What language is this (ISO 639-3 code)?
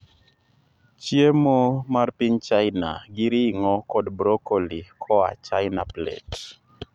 luo